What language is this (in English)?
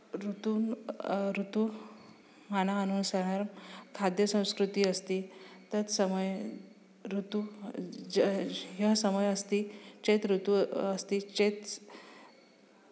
Sanskrit